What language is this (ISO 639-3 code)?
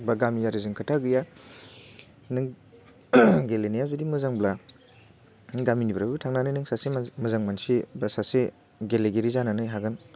brx